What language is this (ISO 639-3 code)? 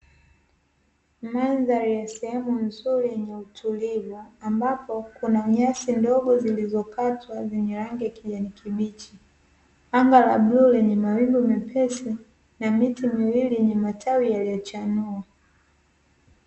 swa